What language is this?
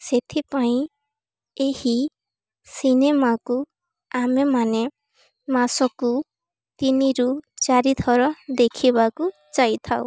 Odia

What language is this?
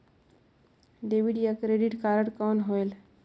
Chhattisgarhi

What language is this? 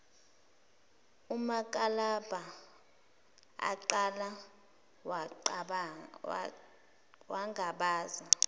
Zulu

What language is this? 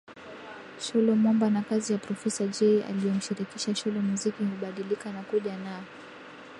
Swahili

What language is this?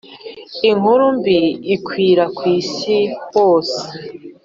Kinyarwanda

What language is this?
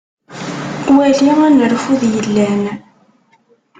Kabyle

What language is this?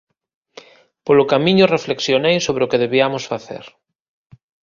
Galician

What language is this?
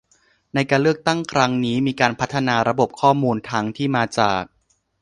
Thai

